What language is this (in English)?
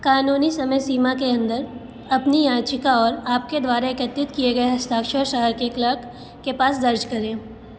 Hindi